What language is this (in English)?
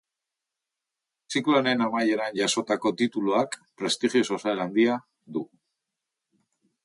Basque